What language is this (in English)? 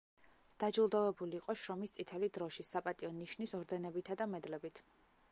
Georgian